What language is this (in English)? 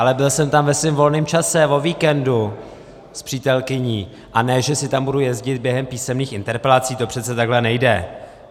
Czech